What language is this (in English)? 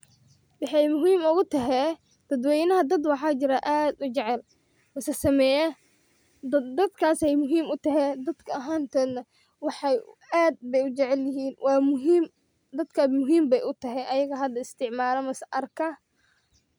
Somali